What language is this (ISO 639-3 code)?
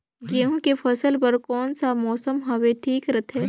hne